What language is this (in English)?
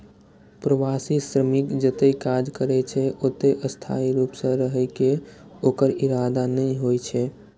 Maithili